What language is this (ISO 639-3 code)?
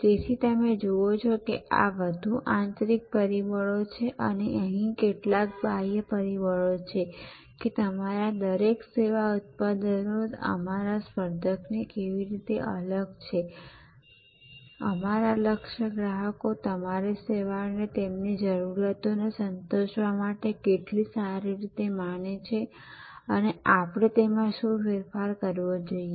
guj